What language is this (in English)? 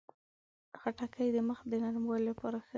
Pashto